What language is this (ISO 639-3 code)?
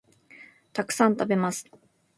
jpn